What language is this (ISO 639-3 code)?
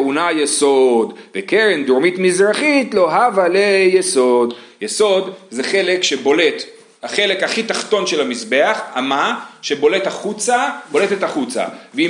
heb